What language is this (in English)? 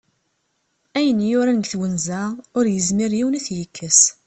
Kabyle